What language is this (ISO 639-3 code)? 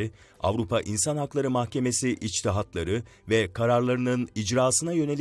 tur